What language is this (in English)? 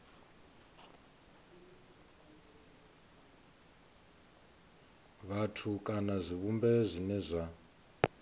Venda